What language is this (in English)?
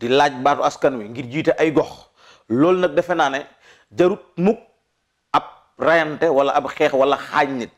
Indonesian